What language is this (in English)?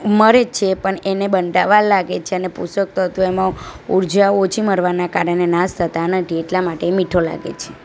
Gujarati